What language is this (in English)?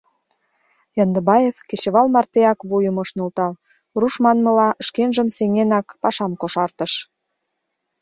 Mari